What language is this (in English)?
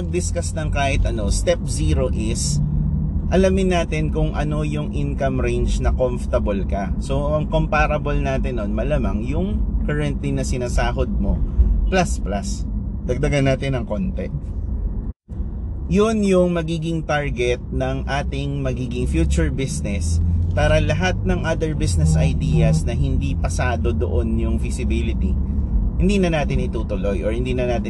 Filipino